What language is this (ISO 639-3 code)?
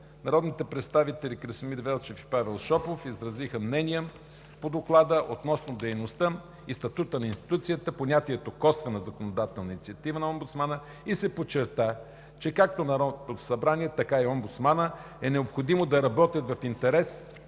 bul